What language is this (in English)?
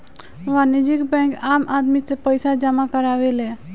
Bhojpuri